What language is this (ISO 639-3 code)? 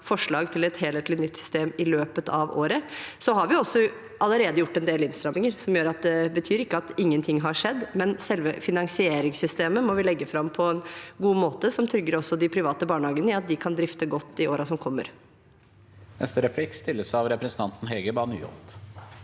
nor